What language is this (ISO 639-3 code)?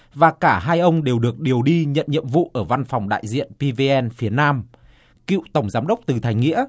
vie